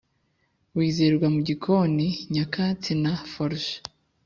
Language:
Kinyarwanda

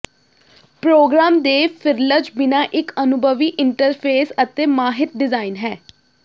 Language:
Punjabi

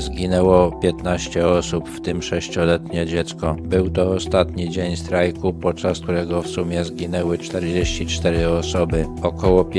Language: Polish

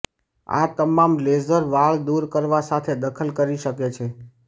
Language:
Gujarati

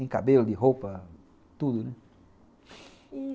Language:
Portuguese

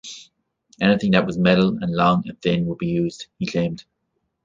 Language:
English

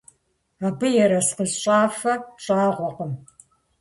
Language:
Kabardian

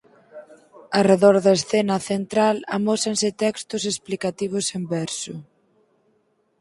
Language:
Galician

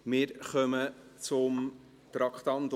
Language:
Swiss German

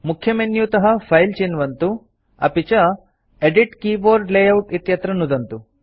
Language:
Sanskrit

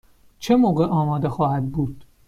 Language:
Persian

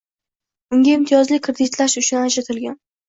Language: Uzbek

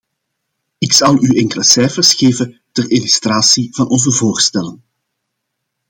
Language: Dutch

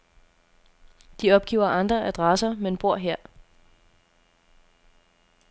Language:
Danish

